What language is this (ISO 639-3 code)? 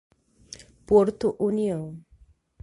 por